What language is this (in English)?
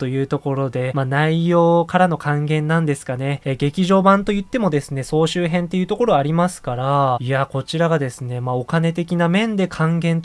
Japanese